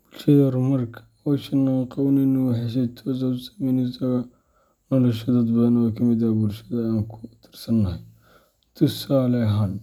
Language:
Somali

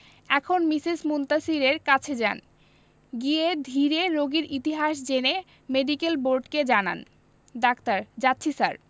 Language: Bangla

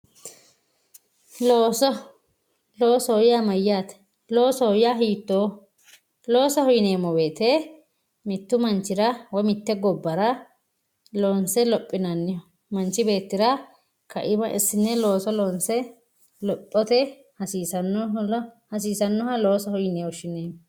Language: Sidamo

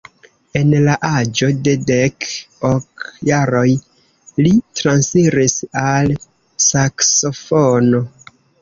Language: Esperanto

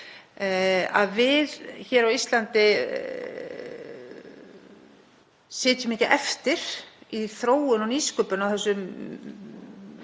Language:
Icelandic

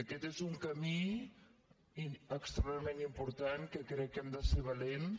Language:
Catalan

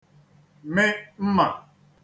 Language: Igbo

